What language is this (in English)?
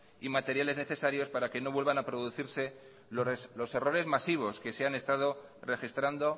Spanish